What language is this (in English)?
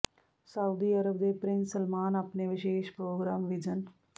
Punjabi